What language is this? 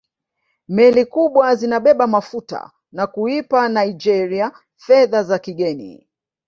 Swahili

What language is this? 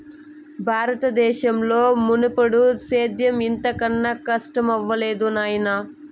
Telugu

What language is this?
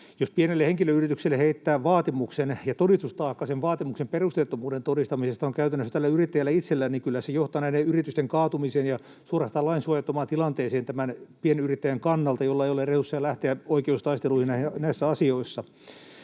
Finnish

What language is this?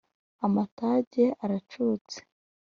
Kinyarwanda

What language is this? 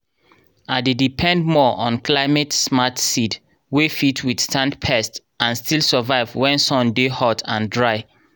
Nigerian Pidgin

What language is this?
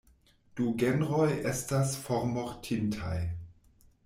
Esperanto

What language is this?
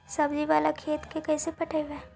Magahi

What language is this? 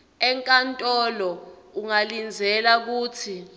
Swati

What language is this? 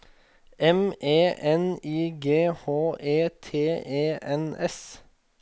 Norwegian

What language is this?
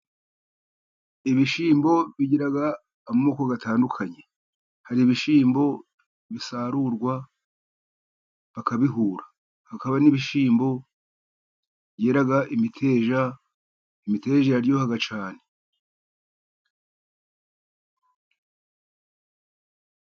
Kinyarwanda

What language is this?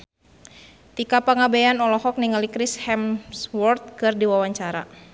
Sundanese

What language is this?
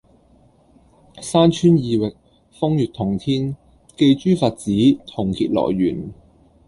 Cantonese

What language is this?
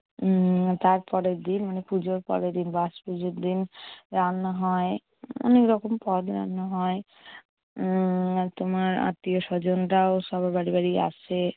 Bangla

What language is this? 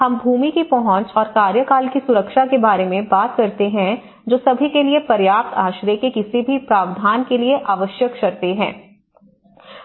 Hindi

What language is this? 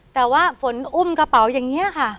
Thai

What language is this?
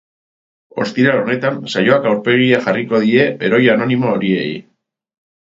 Basque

